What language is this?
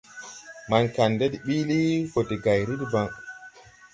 Tupuri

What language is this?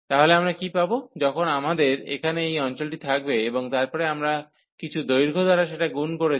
Bangla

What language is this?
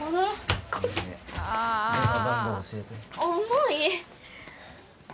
Japanese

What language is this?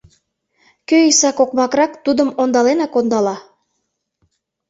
Mari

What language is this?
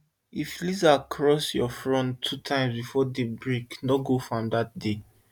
Nigerian Pidgin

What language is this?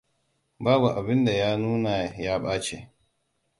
Hausa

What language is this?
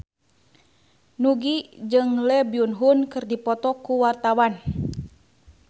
Sundanese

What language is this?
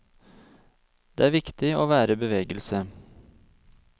Norwegian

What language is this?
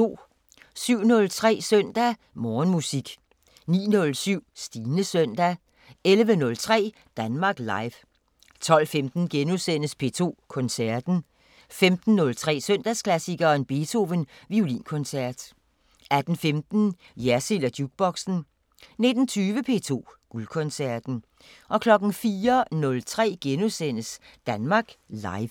Danish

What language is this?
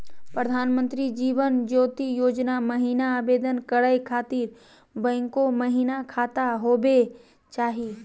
Magahi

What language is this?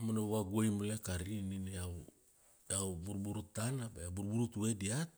Kuanua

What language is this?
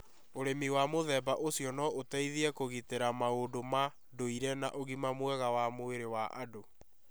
Kikuyu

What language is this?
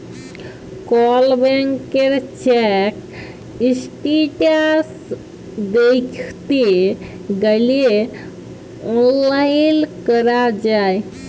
Bangla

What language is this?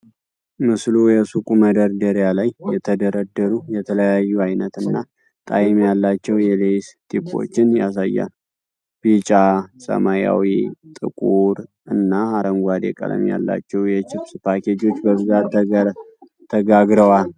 Amharic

